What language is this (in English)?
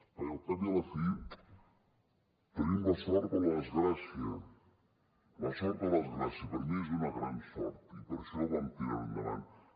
Catalan